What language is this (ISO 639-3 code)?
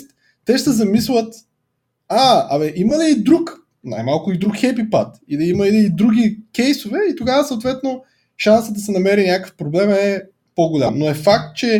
bul